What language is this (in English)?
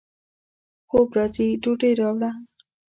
Pashto